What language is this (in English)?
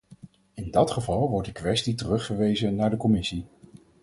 Dutch